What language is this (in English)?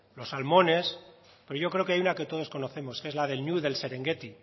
Spanish